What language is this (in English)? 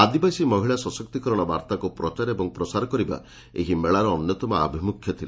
Odia